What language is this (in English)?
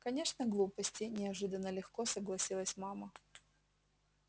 Russian